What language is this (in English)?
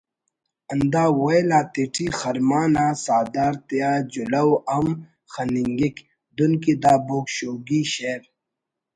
Brahui